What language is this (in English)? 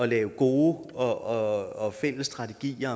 Danish